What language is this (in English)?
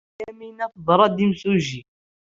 Kabyle